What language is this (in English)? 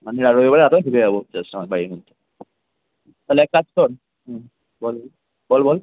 Bangla